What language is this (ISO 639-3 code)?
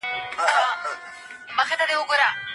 pus